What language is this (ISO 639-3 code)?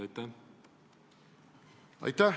est